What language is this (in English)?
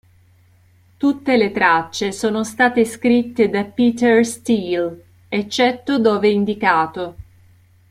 Italian